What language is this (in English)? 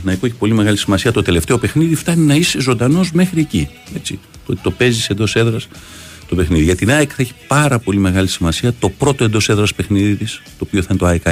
Greek